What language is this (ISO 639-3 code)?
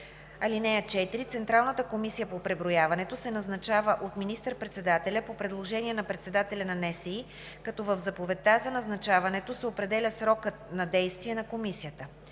bul